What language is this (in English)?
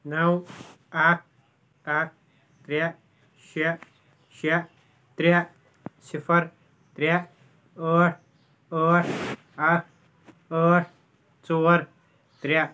Kashmiri